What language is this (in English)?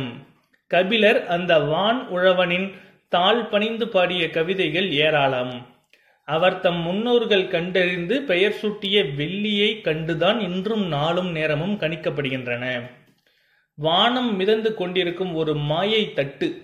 Tamil